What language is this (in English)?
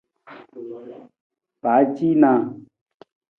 Nawdm